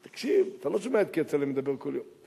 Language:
Hebrew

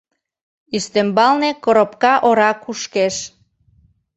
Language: Mari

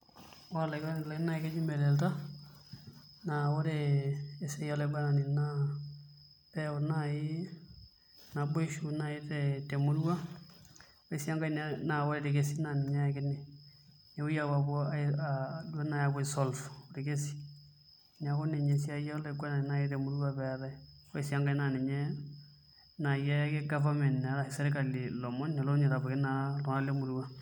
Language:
Masai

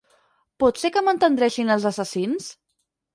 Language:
Catalan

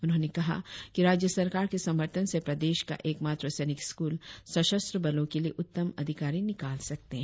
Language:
Hindi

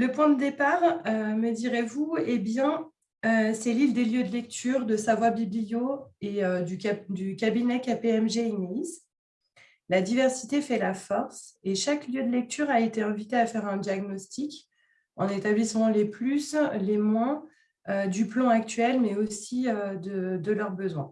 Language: French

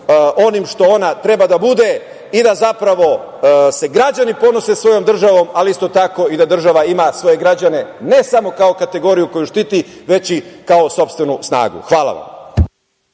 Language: Serbian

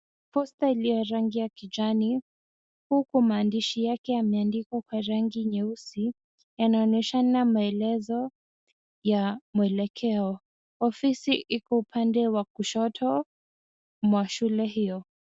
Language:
Swahili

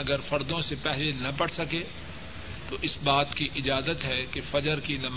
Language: Urdu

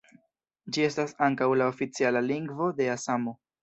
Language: Esperanto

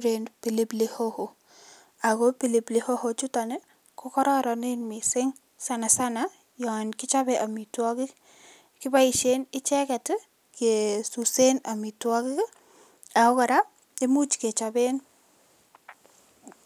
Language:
Kalenjin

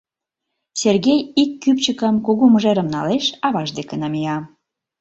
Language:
Mari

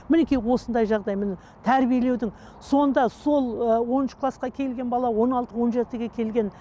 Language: Kazakh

